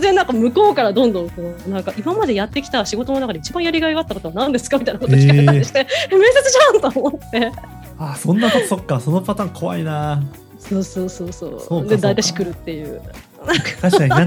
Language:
Japanese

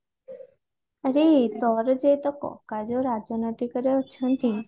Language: Odia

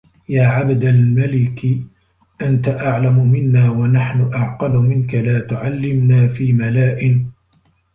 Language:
Arabic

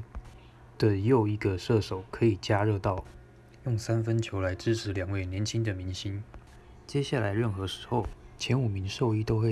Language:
Chinese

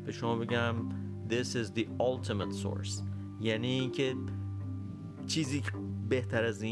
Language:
Persian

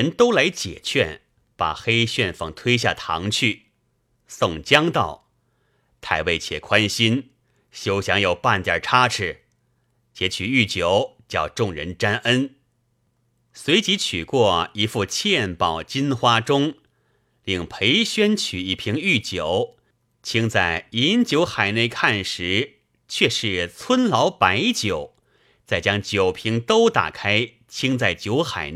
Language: Chinese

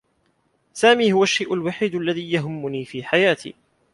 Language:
Arabic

